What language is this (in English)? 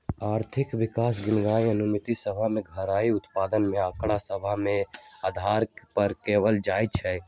Magahi